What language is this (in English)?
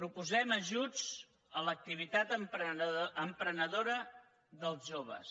Catalan